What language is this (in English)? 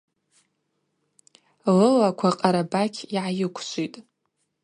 Abaza